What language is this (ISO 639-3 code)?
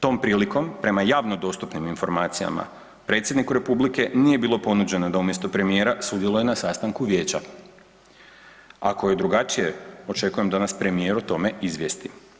hrv